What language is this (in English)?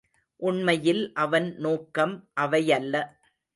Tamil